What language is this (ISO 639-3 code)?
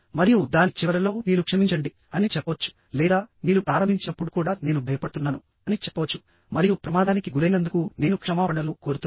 tel